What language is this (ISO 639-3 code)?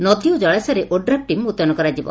ori